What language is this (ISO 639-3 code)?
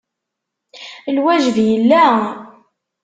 kab